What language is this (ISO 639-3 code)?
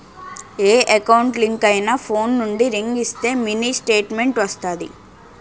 tel